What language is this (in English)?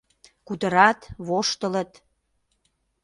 Mari